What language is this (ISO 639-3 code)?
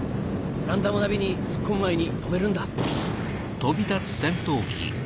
jpn